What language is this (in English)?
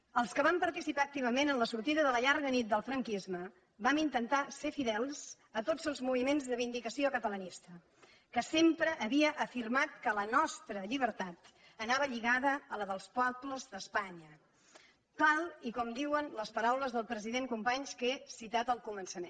Catalan